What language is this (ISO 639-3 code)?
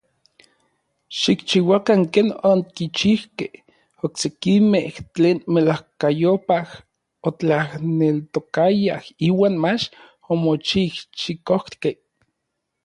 nlv